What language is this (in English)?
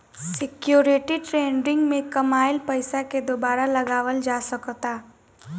Bhojpuri